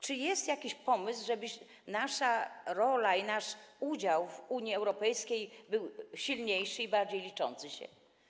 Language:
Polish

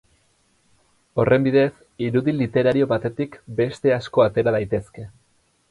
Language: Basque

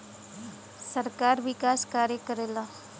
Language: Bhojpuri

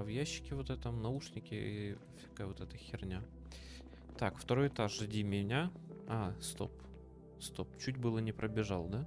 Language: Russian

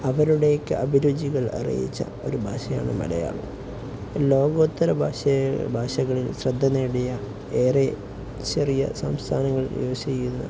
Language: Malayalam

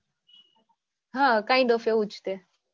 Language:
Gujarati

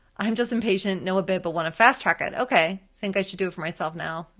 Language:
English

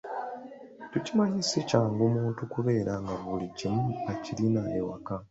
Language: Ganda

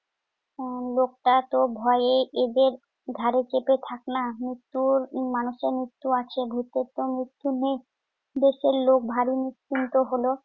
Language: Bangla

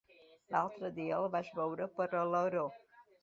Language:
Catalan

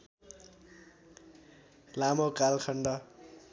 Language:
Nepali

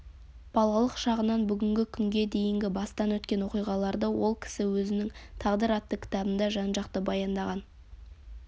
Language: Kazakh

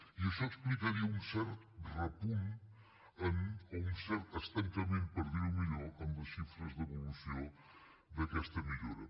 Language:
Catalan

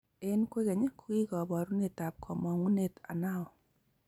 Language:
Kalenjin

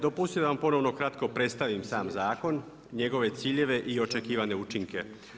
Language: Croatian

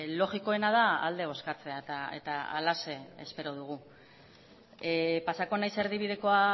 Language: Basque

